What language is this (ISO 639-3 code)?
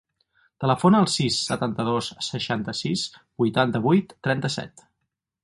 cat